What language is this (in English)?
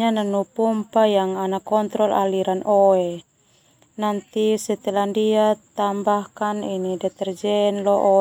Termanu